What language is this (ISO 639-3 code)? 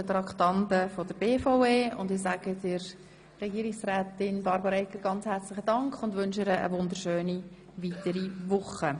gsw